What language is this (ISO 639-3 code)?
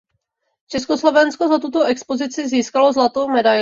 ces